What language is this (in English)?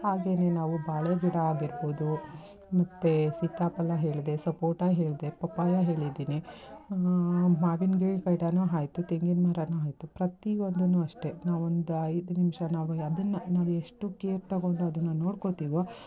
Kannada